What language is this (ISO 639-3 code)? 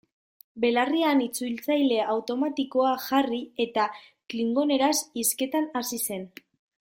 eus